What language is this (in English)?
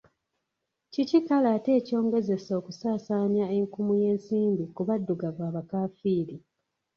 Ganda